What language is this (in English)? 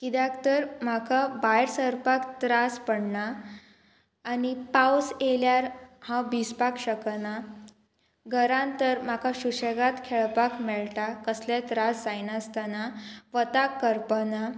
Konkani